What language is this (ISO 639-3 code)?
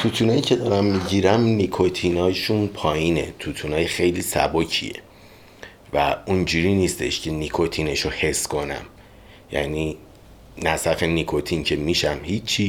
fas